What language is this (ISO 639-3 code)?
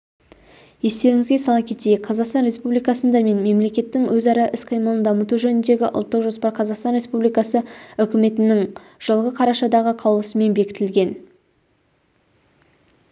kaz